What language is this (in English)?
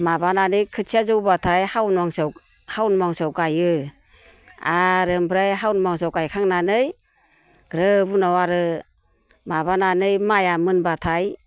Bodo